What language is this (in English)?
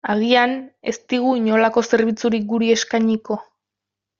Basque